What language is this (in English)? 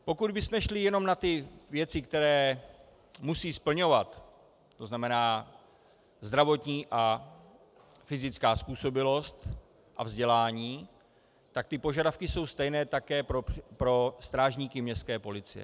Czech